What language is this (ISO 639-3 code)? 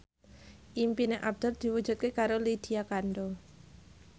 jav